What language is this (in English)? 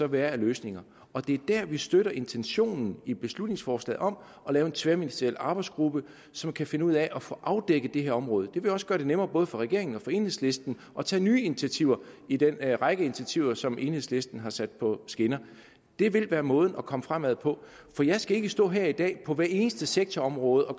Danish